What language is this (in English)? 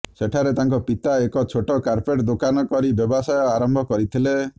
Odia